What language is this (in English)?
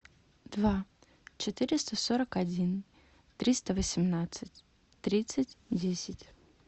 Russian